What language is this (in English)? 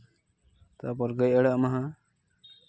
Santali